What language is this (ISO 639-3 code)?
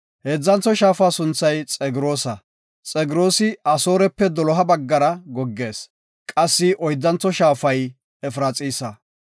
gof